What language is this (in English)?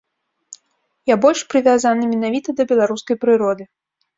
Belarusian